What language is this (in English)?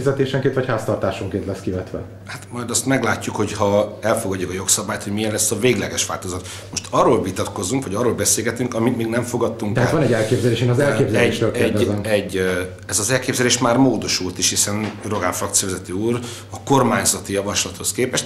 Hungarian